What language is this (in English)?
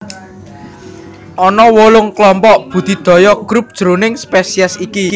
Javanese